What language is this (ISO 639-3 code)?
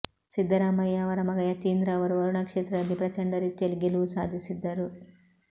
kan